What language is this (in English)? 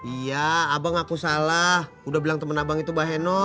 Indonesian